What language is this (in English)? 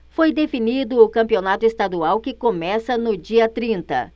Portuguese